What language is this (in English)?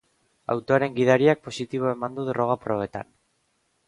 Basque